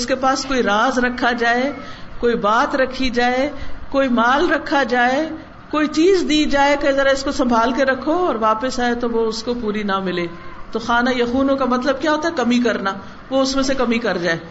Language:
Urdu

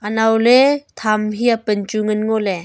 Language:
Wancho Naga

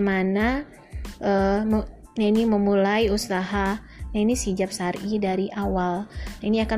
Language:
Indonesian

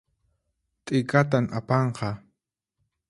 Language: Puno Quechua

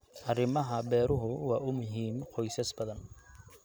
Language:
Somali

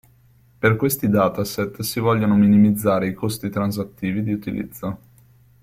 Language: Italian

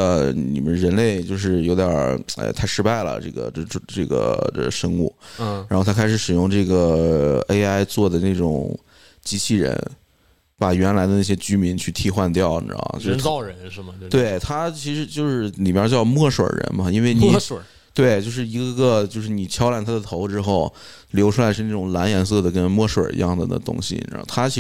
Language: Chinese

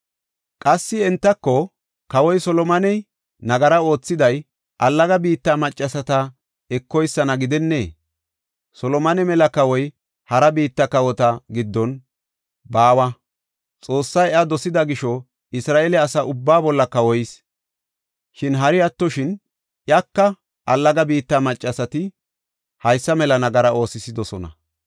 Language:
Gofa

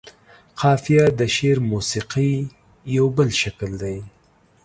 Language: Pashto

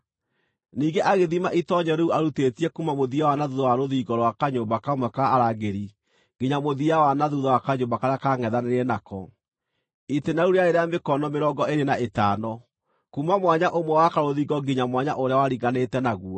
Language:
Kikuyu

